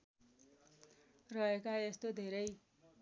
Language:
Nepali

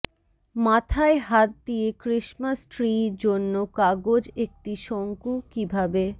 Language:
Bangla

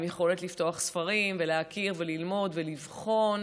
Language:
Hebrew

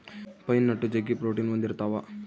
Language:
Kannada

